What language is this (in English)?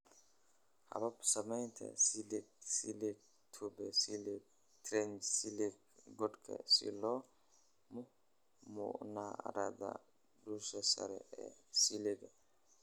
Somali